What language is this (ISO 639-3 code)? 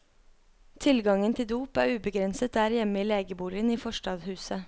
nor